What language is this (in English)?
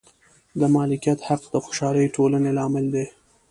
Pashto